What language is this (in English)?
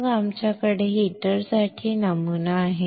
Marathi